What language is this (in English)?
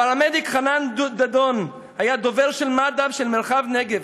Hebrew